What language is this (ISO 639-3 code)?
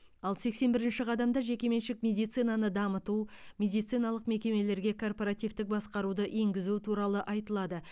kaz